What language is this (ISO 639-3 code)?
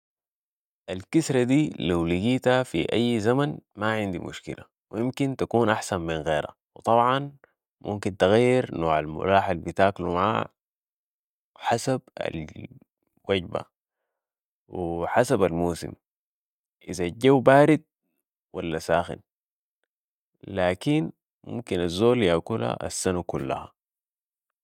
apd